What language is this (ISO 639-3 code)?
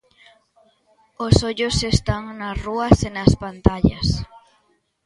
glg